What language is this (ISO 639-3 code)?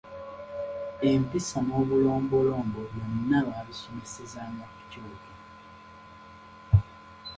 lug